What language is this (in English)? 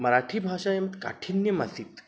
Sanskrit